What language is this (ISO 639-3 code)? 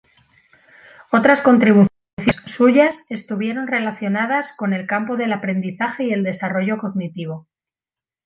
spa